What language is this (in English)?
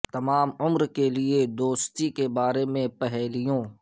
Urdu